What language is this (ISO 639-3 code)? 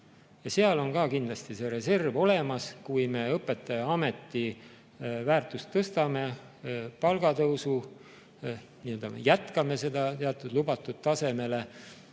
est